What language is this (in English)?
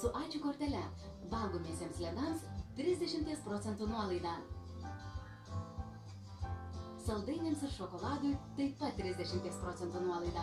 Lithuanian